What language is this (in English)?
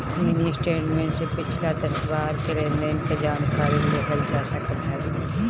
Bhojpuri